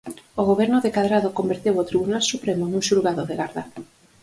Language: Galician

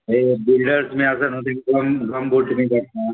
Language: Konkani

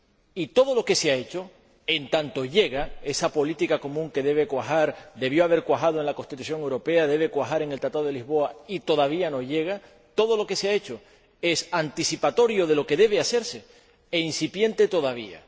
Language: Spanish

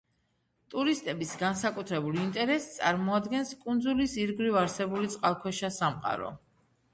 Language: Georgian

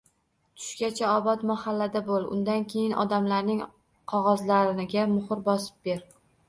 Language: Uzbek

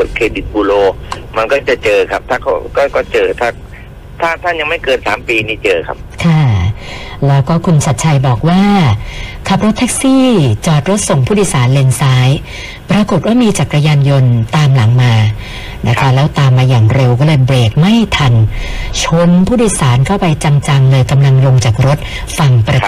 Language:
Thai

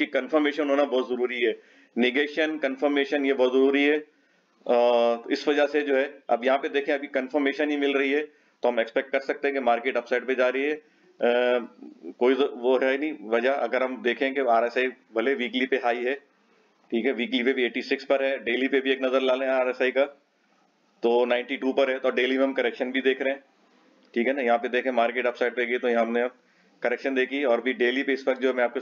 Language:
Hindi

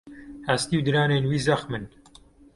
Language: Kurdish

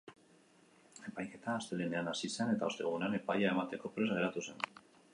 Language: Basque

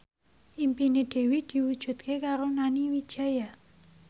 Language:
Javanese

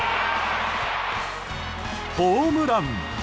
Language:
Japanese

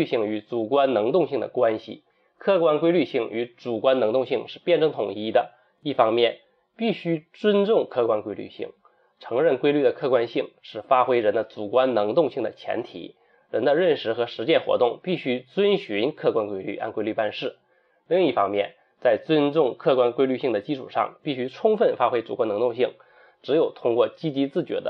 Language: Chinese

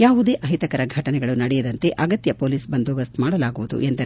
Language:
Kannada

